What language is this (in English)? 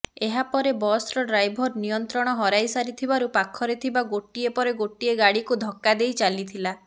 Odia